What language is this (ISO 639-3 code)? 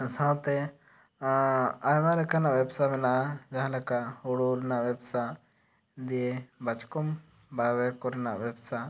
sat